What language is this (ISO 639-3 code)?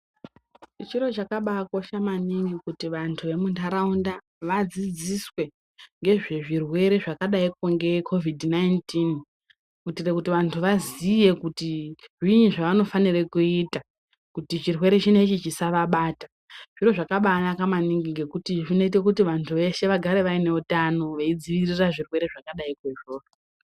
ndc